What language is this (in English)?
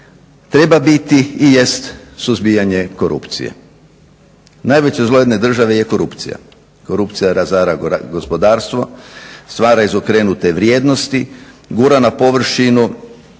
Croatian